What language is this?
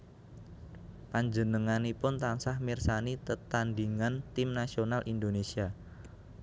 Javanese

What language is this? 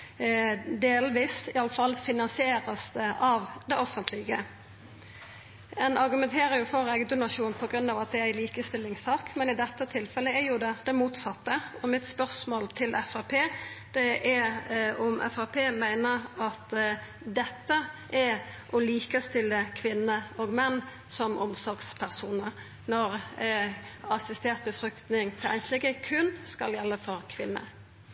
Norwegian Nynorsk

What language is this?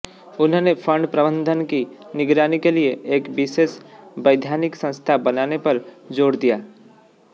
Hindi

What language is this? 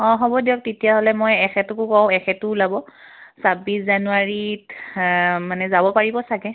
Assamese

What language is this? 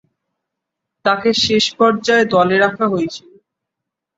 Bangla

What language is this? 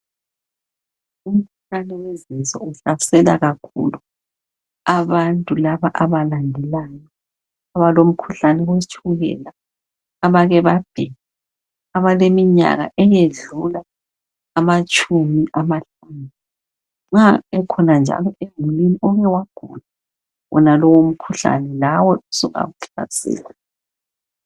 North Ndebele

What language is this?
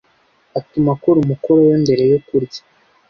Kinyarwanda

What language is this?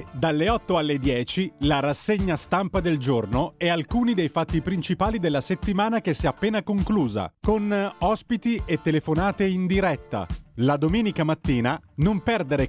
Italian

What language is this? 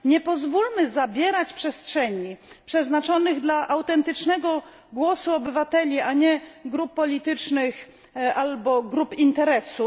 Polish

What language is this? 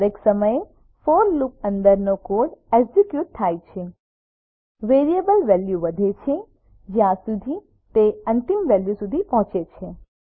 Gujarati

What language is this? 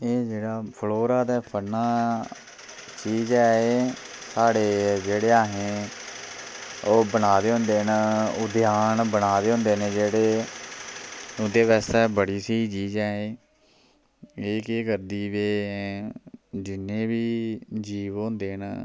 Dogri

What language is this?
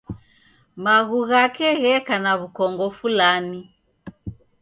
Taita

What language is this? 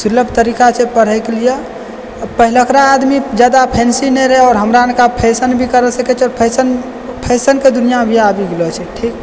Maithili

